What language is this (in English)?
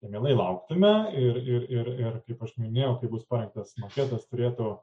Lithuanian